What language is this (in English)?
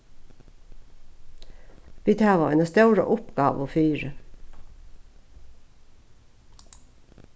Faroese